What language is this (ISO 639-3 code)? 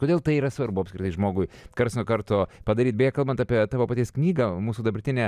lit